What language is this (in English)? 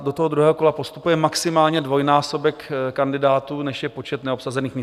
Czech